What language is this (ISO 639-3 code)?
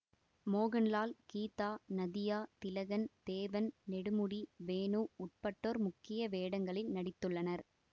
tam